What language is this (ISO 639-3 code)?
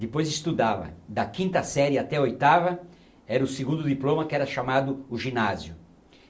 por